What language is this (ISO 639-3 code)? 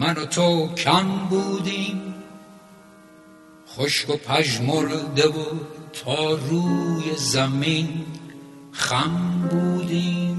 fas